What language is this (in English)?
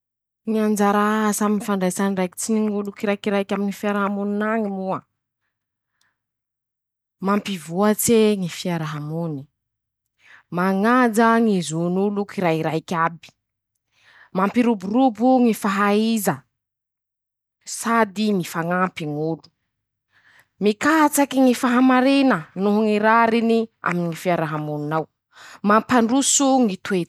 Masikoro Malagasy